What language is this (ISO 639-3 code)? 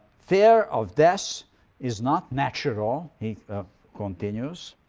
eng